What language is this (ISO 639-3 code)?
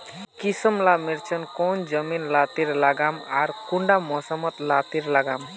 mag